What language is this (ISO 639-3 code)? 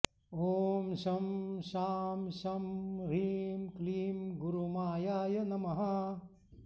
san